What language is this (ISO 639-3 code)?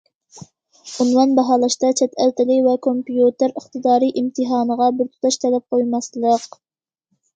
uig